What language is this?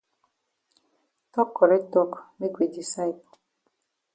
Cameroon Pidgin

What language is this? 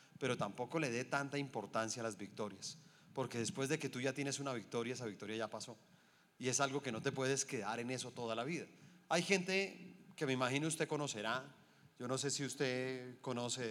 Spanish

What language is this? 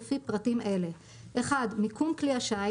Hebrew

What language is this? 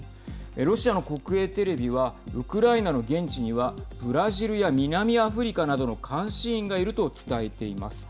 Japanese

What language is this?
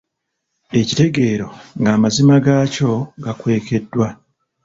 Ganda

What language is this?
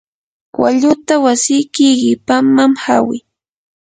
Yanahuanca Pasco Quechua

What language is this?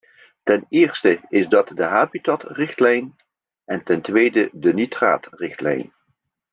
Dutch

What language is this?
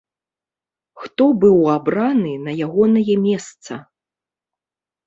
Belarusian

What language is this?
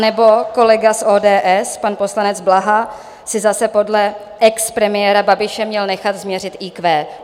Czech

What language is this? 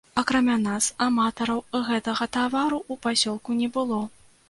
Belarusian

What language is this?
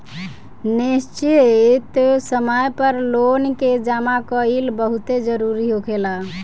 Bhojpuri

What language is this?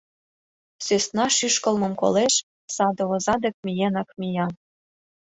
Mari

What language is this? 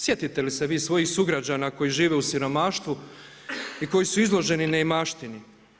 Croatian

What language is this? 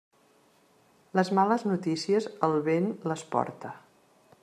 Catalan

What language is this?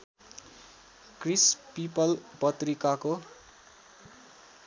Nepali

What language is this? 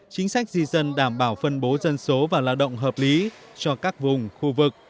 Vietnamese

